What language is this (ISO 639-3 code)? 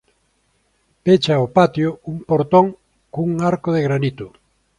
glg